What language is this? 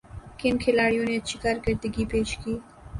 Urdu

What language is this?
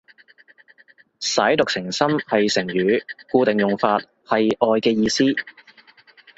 Cantonese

